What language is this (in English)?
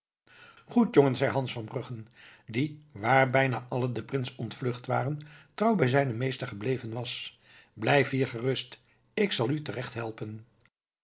Dutch